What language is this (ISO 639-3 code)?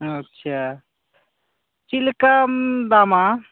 sat